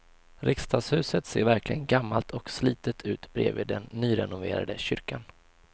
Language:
Swedish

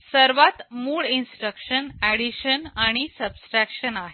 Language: Marathi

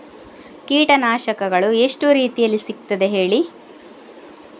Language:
Kannada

